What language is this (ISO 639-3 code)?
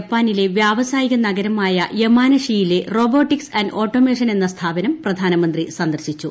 mal